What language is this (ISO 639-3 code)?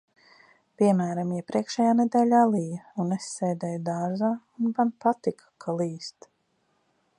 lav